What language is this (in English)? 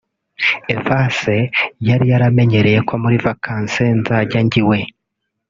Kinyarwanda